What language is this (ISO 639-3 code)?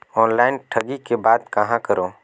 hne